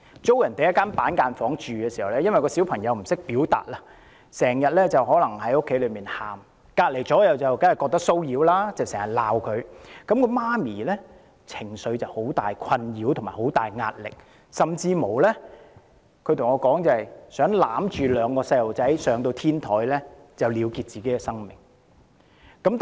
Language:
Cantonese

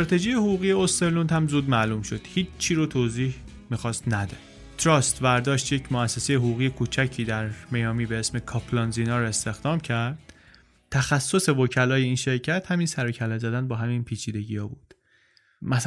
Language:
Persian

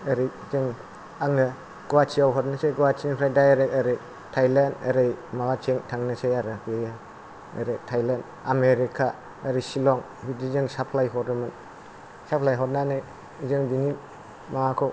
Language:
Bodo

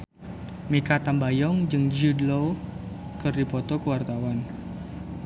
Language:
Sundanese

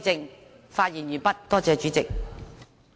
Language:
Cantonese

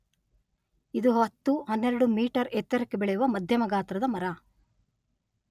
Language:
Kannada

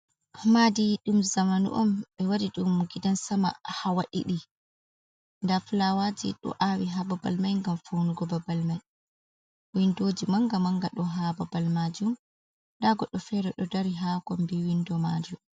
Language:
Fula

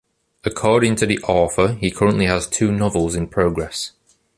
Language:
English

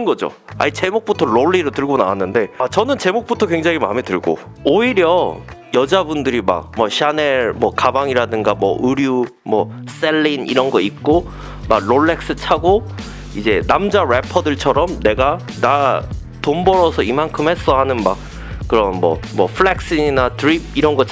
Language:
Korean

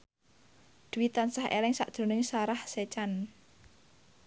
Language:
Javanese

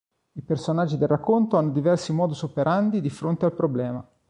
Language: Italian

